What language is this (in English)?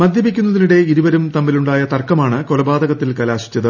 Malayalam